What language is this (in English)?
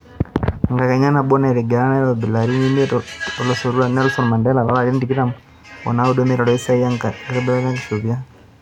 Masai